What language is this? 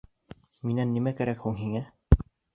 Bashkir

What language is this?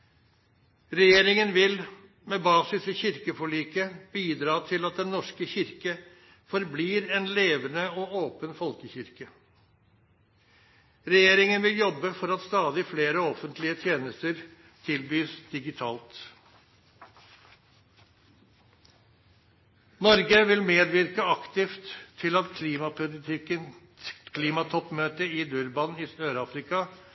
Norwegian Nynorsk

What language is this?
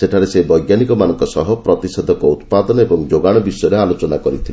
Odia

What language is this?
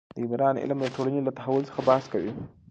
Pashto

